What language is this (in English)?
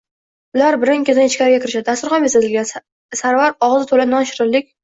Uzbek